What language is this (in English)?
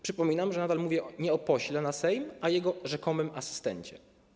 Polish